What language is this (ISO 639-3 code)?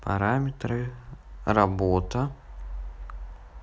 rus